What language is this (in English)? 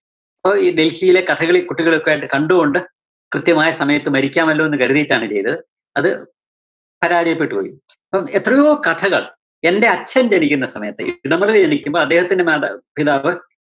Malayalam